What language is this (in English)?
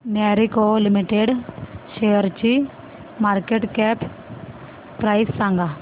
Marathi